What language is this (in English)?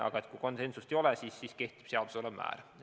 Estonian